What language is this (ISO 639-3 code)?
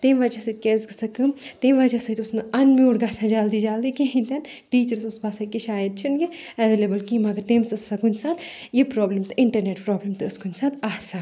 kas